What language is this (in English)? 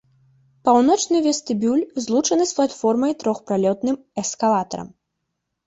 Belarusian